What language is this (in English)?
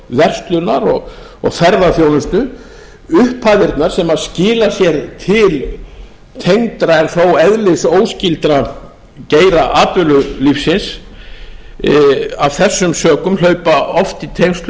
Icelandic